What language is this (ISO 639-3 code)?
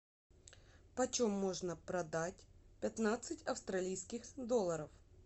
rus